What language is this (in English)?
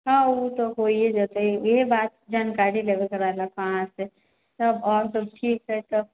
Maithili